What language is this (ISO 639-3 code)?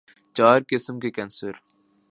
urd